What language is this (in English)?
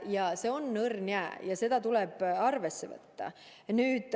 Estonian